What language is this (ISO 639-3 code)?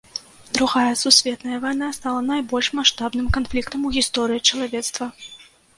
bel